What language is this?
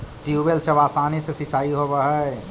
Magahi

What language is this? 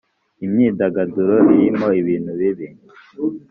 Kinyarwanda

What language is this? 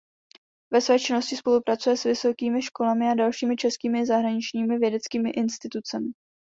Czech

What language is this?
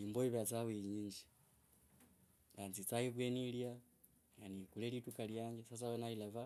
Kabras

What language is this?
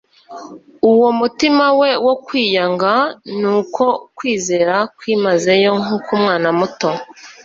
Kinyarwanda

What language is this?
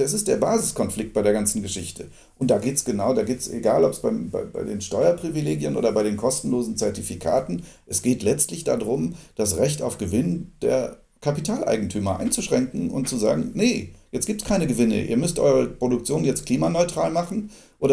German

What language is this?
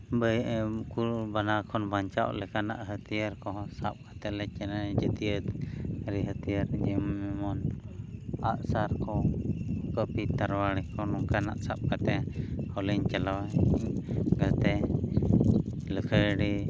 Santali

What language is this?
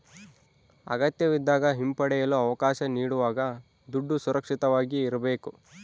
Kannada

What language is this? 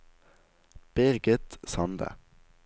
Norwegian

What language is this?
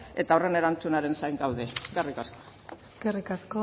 Basque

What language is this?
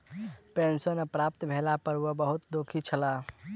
Maithili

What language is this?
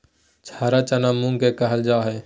Magahi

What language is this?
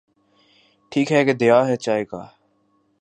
Urdu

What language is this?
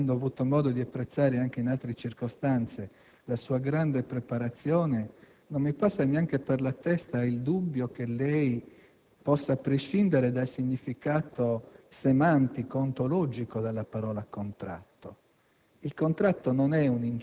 Italian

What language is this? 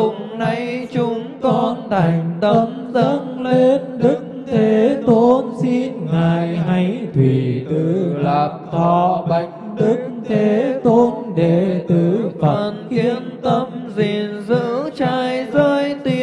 Vietnamese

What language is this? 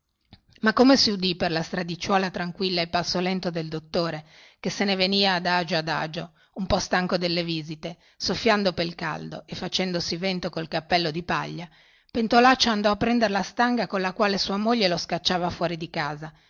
Italian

